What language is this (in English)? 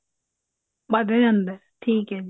Punjabi